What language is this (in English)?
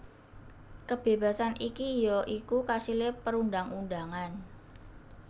Javanese